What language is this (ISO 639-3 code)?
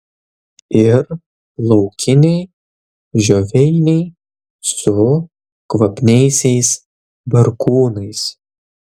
lit